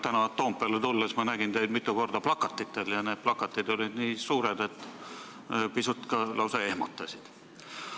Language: Estonian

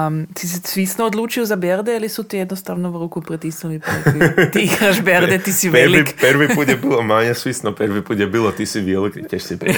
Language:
Croatian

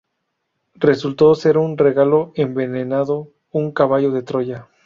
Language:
Spanish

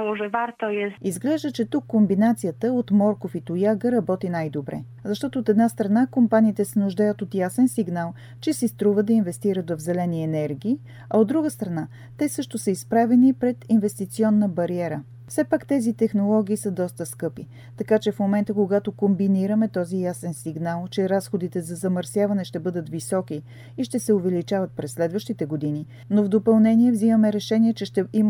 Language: Bulgarian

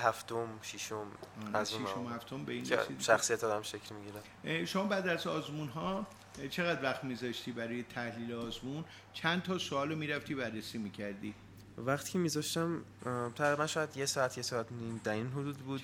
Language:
Persian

